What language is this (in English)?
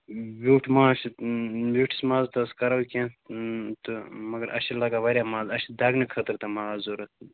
Kashmiri